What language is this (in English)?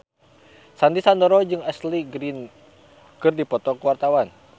Sundanese